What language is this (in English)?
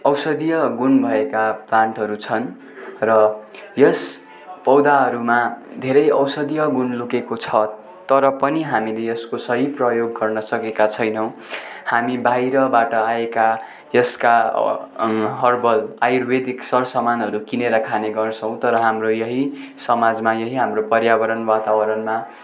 Nepali